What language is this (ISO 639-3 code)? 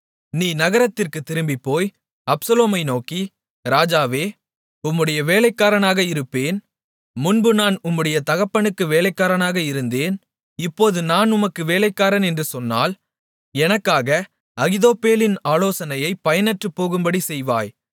tam